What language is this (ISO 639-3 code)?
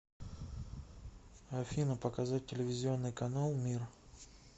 rus